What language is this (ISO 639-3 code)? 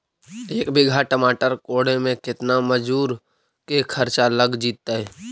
mag